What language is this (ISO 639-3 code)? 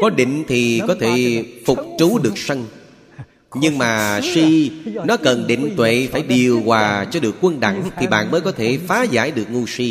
vie